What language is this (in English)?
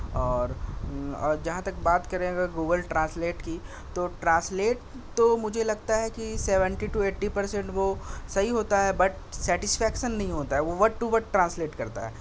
Urdu